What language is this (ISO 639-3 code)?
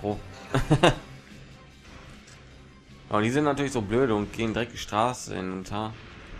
deu